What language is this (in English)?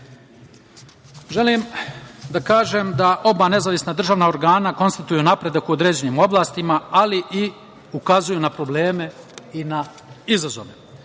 Serbian